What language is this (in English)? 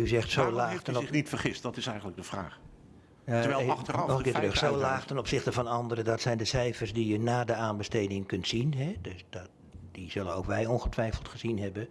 Dutch